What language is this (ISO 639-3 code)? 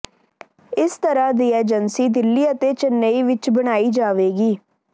pan